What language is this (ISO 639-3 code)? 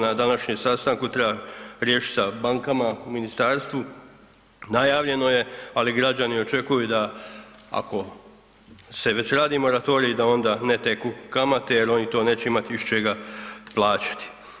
hrv